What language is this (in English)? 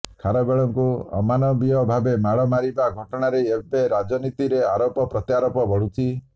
Odia